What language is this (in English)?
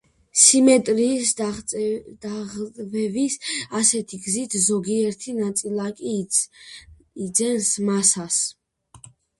Georgian